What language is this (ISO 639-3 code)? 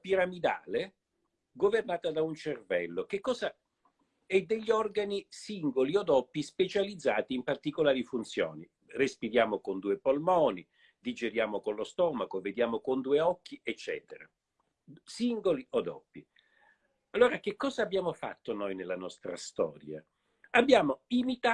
ita